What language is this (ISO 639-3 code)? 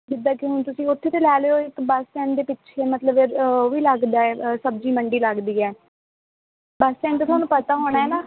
pan